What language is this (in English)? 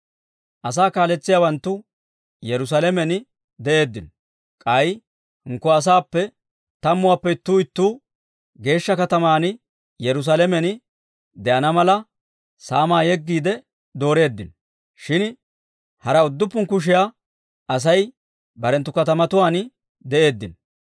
Dawro